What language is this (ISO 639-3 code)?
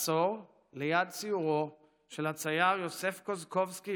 heb